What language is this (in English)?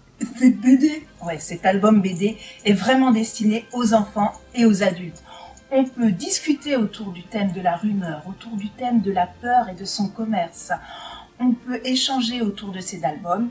French